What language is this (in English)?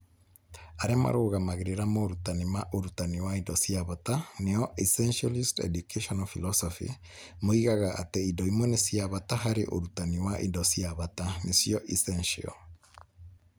Kikuyu